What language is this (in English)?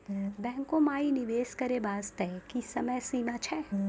Maithili